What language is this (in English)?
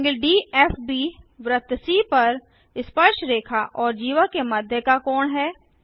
Hindi